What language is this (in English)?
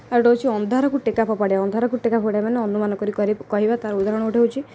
Odia